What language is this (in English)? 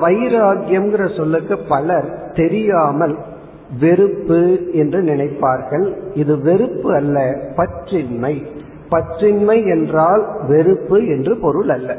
Tamil